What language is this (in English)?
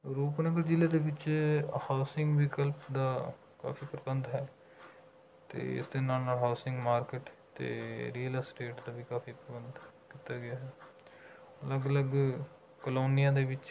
Punjabi